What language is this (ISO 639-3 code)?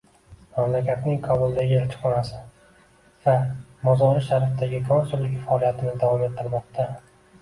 uzb